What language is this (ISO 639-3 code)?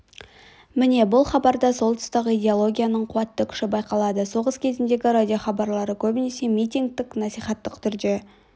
kaz